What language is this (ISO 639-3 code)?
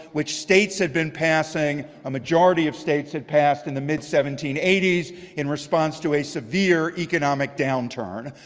eng